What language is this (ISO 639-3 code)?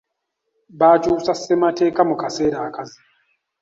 lug